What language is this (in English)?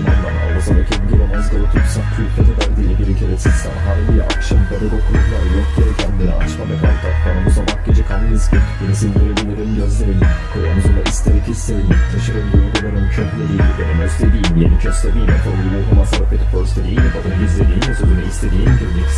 Dutch